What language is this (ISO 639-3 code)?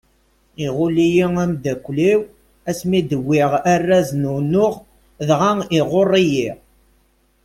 kab